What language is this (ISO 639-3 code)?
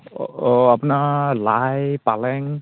asm